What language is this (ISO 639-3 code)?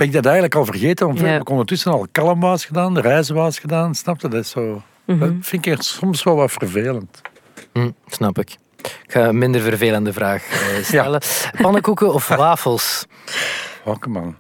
nld